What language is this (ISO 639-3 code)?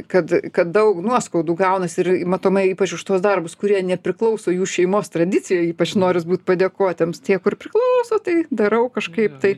lit